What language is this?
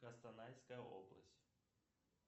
Russian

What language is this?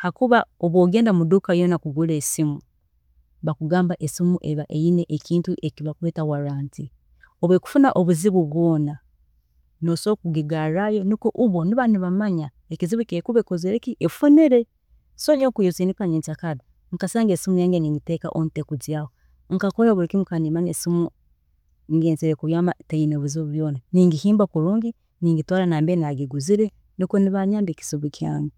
Tooro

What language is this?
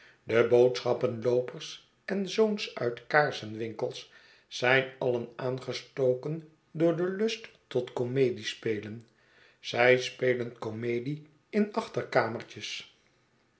Dutch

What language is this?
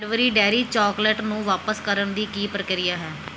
Punjabi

